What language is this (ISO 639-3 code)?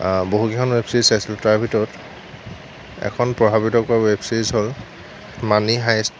asm